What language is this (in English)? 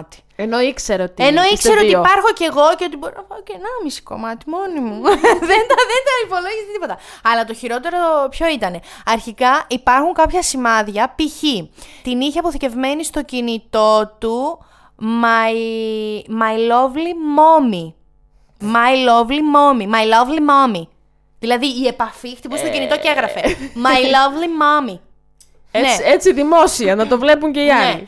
Greek